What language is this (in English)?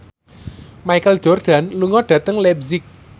Javanese